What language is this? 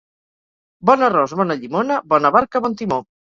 Catalan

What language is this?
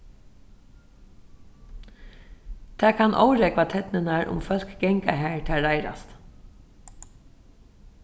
Faroese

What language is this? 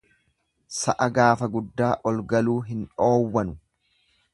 Oromo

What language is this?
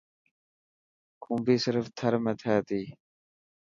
Dhatki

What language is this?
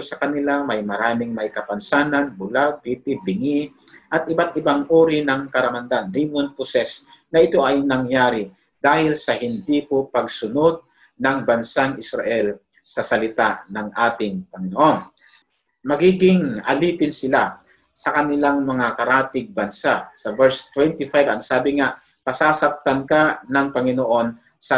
Filipino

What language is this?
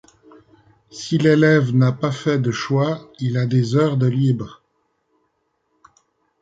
French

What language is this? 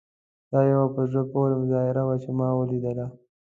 Pashto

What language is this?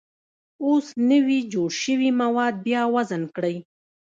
Pashto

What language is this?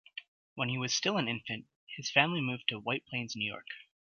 English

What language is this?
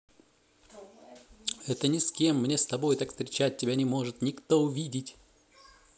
Russian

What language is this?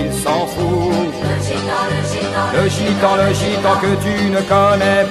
French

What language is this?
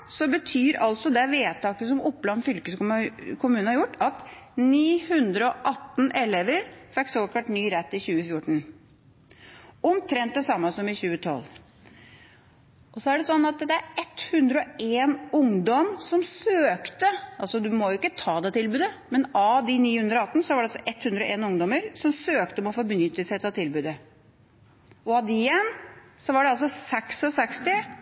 Norwegian Bokmål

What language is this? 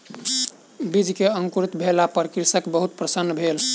Maithili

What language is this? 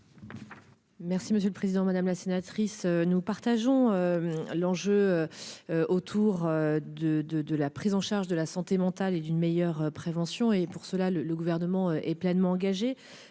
French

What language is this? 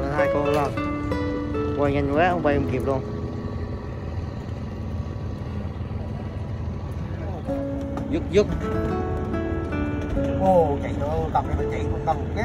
Vietnamese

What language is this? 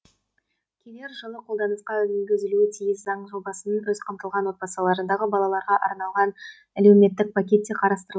Kazakh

